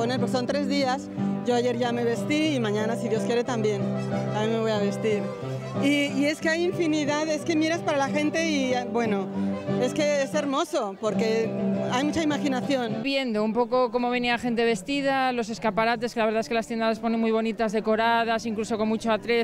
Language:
Spanish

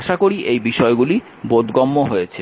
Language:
Bangla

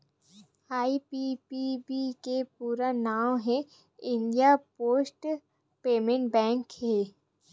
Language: Chhattisgarhi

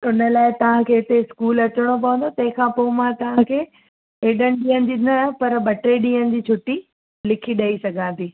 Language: Sindhi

